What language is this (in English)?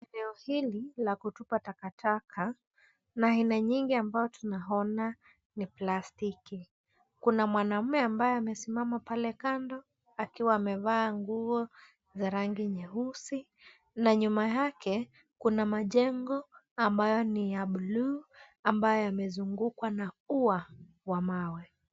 Swahili